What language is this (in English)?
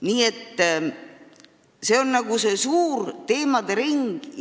Estonian